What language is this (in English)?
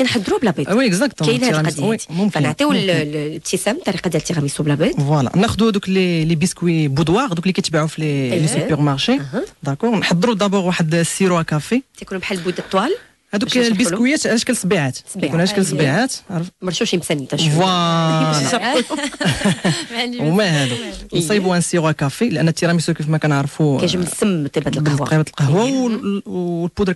Arabic